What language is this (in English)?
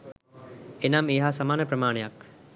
Sinhala